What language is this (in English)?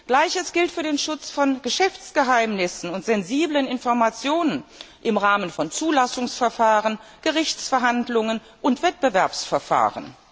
German